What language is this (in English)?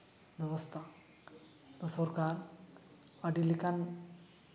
Santali